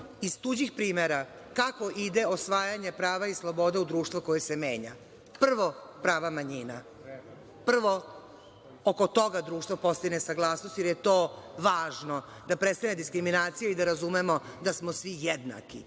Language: Serbian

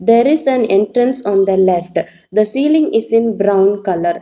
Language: English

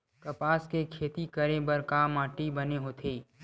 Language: Chhattisgarhi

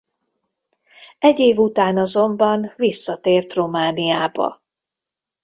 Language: Hungarian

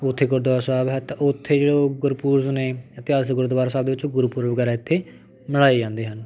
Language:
Punjabi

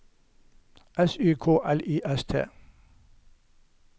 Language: Norwegian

